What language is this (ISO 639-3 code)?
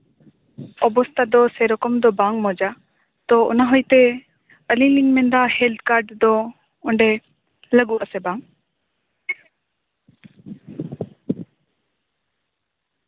sat